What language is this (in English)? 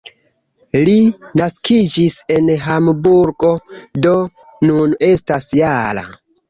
Esperanto